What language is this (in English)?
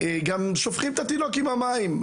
Hebrew